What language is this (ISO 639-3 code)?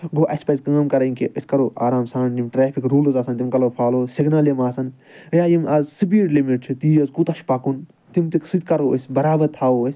kas